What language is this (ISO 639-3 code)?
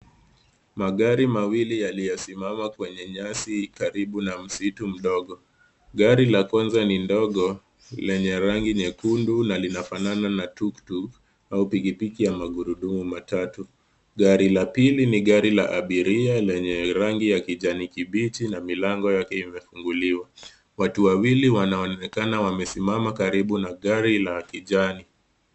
swa